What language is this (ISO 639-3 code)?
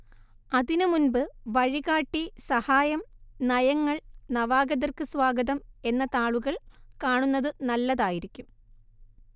mal